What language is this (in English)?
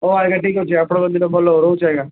Odia